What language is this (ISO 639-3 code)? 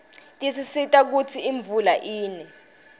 ssw